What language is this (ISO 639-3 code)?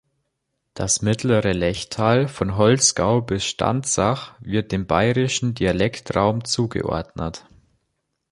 deu